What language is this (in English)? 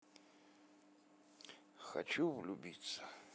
Russian